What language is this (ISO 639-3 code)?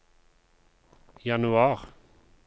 nor